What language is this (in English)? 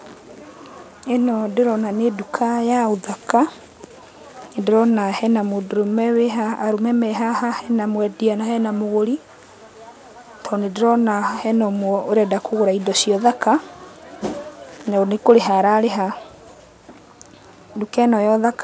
Kikuyu